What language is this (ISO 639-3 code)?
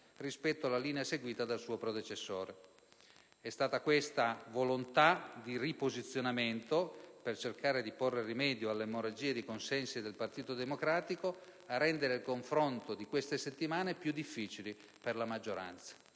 ita